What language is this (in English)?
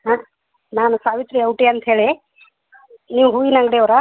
Kannada